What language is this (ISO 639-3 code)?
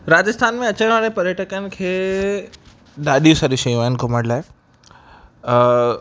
snd